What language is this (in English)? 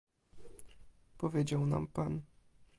Polish